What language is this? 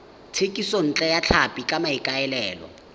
Tswana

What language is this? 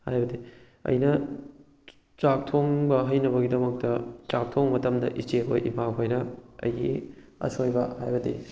Manipuri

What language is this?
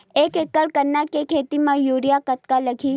Chhattisgarhi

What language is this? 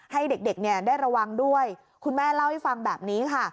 Thai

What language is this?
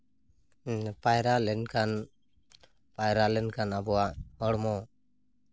Santali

